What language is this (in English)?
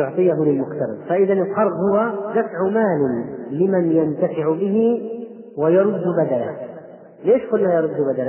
Arabic